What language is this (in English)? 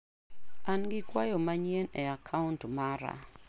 Luo (Kenya and Tanzania)